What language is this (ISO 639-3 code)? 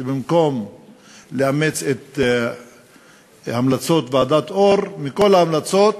heb